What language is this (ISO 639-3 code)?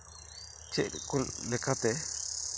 sat